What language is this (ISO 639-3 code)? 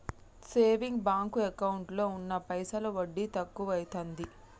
tel